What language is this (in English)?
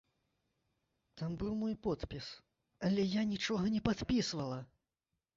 Belarusian